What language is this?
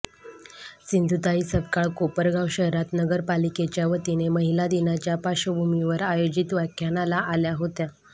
Marathi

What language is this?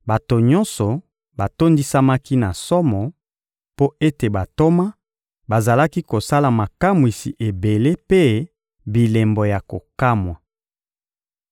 Lingala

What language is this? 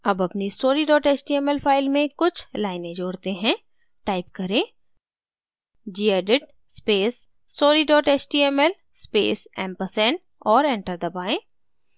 Hindi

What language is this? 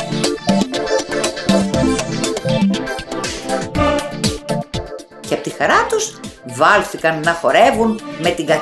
Greek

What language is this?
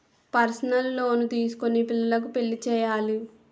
Telugu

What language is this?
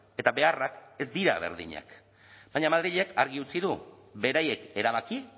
Basque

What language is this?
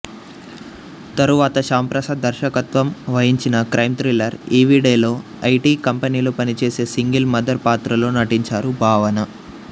Telugu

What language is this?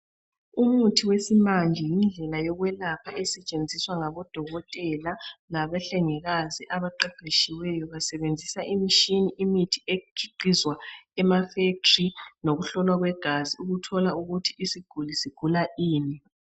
North Ndebele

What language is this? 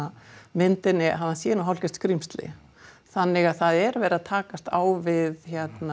Icelandic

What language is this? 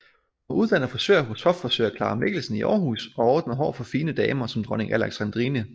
Danish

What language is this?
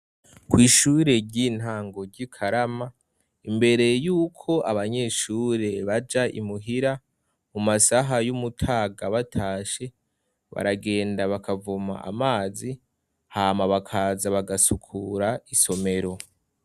Rundi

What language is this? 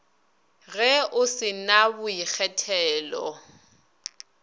Northern Sotho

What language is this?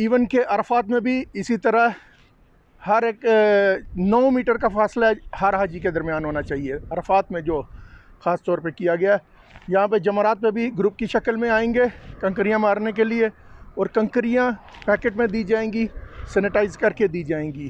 Hindi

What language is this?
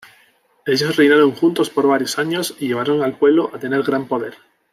Spanish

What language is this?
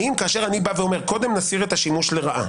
Hebrew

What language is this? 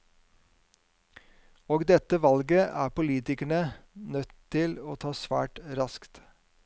Norwegian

